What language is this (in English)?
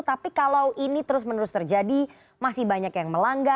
Indonesian